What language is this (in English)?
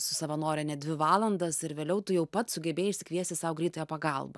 Lithuanian